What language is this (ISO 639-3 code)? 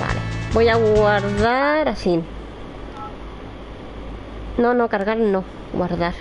spa